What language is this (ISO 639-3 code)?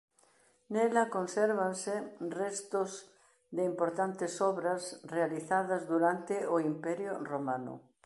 glg